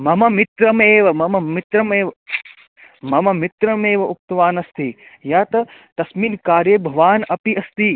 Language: Sanskrit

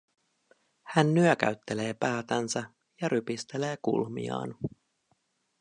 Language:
Finnish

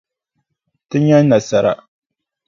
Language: Dagbani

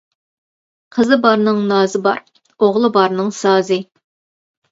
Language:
Uyghur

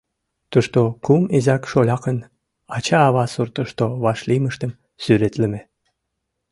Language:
Mari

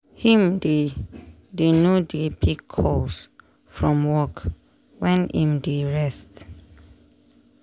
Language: Nigerian Pidgin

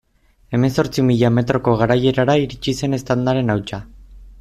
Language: Basque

